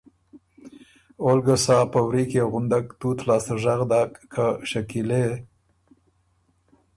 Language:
Ormuri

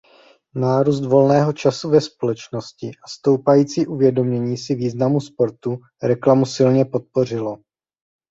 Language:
Czech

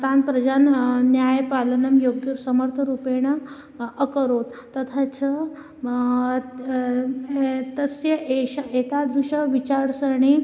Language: Sanskrit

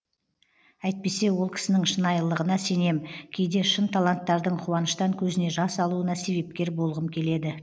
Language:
Kazakh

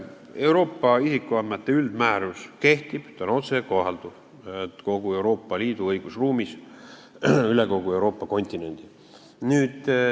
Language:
Estonian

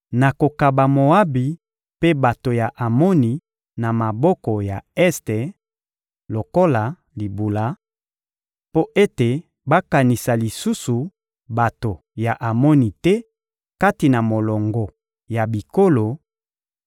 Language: Lingala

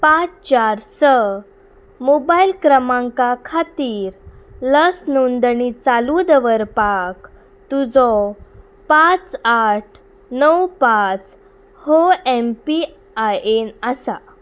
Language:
Konkani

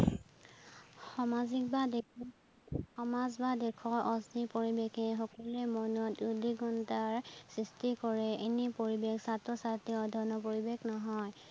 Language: Assamese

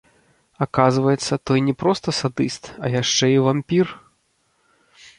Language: Belarusian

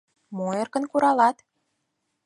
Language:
Mari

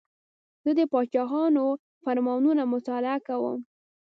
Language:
Pashto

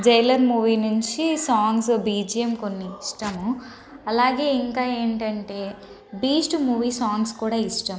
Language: Telugu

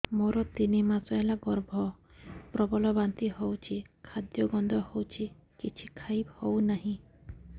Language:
Odia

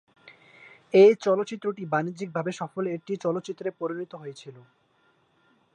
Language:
Bangla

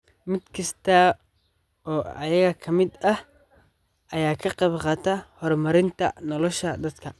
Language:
Somali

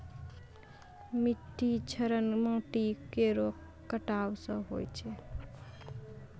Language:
Maithili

